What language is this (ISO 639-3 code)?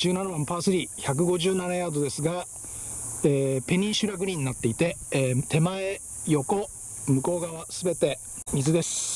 jpn